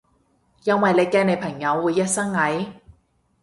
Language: Cantonese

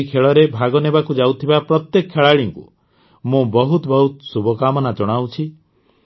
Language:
Odia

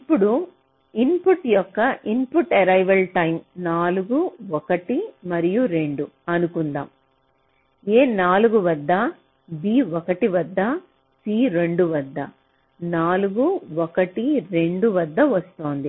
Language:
Telugu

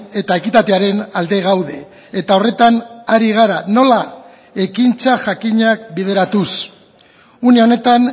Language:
Basque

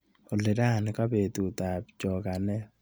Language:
Kalenjin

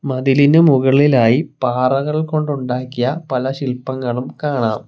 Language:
Malayalam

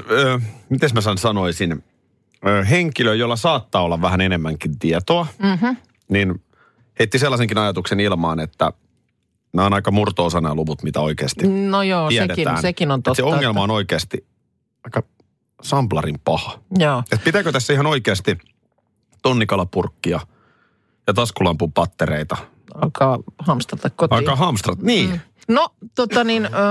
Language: Finnish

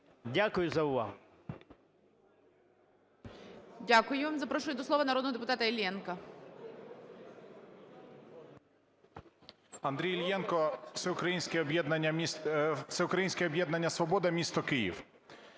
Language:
Ukrainian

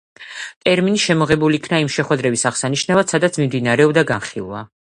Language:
Georgian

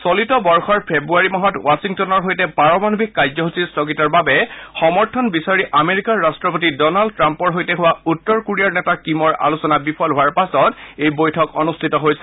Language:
Assamese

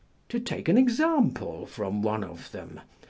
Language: English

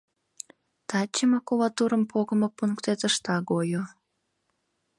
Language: Mari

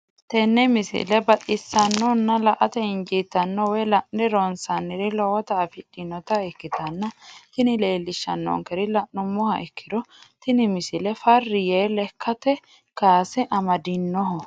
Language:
Sidamo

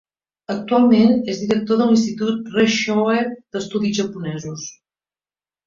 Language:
Catalan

